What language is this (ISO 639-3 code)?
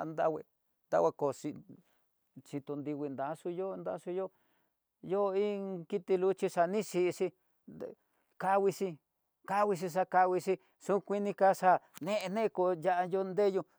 mtx